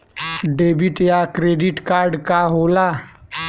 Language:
Bhojpuri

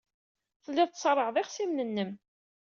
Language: Kabyle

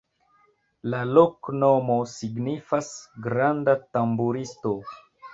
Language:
Esperanto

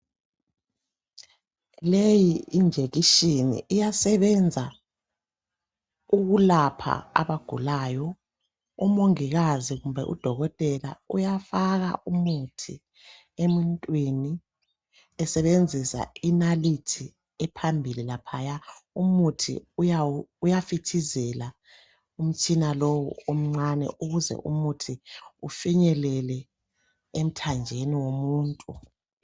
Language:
North Ndebele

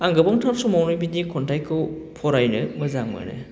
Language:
Bodo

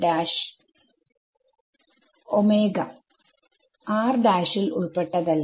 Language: Malayalam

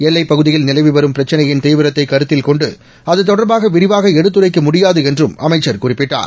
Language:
Tamil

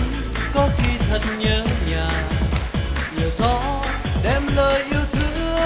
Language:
Vietnamese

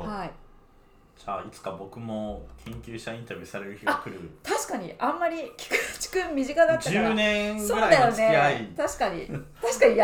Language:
Japanese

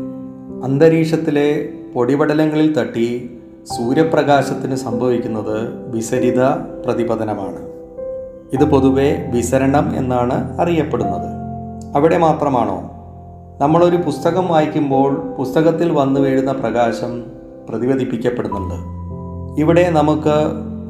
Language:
Malayalam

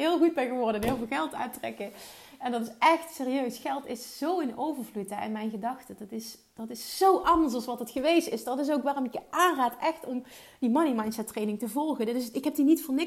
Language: Dutch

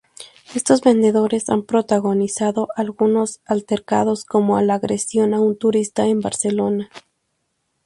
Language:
Spanish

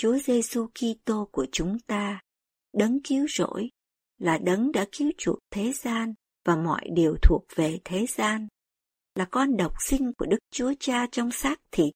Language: Vietnamese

